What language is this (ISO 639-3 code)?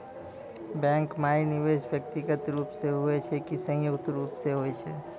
mai